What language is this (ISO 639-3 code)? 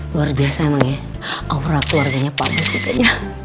ind